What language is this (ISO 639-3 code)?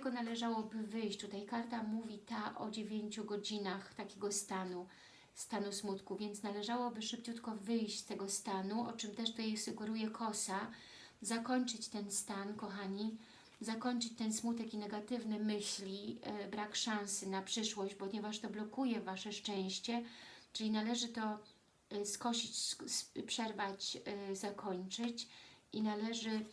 pol